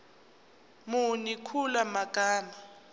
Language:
Zulu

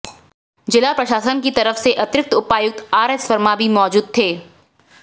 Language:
Hindi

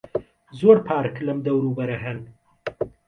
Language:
Central Kurdish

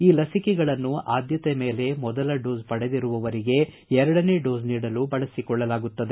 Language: Kannada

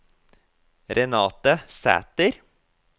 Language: Norwegian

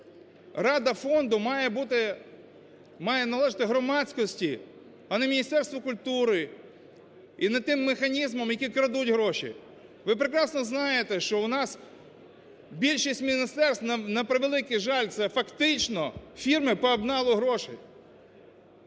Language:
Ukrainian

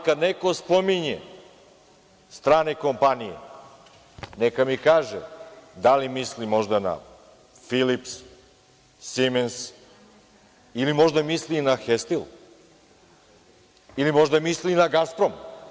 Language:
Serbian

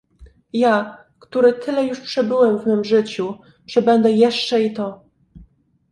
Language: Polish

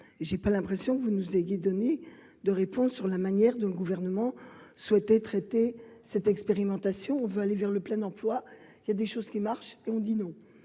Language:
French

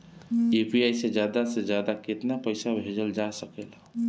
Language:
Bhojpuri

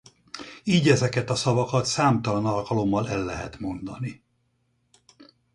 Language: Hungarian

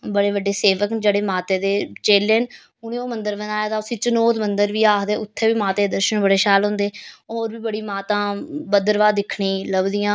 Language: Dogri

